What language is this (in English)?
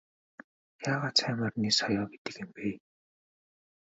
Mongolian